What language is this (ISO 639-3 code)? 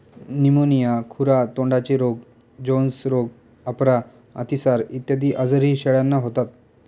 mar